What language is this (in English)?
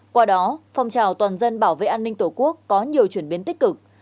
Vietnamese